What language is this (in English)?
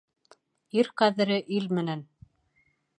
Bashkir